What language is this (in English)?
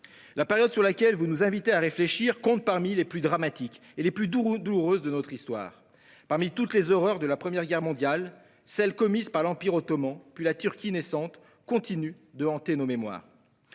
French